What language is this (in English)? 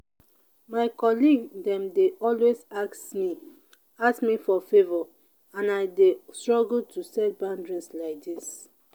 Nigerian Pidgin